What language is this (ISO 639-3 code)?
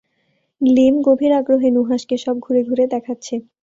ben